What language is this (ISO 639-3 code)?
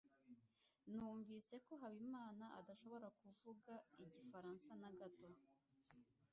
kin